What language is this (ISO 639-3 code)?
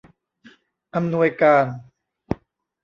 tha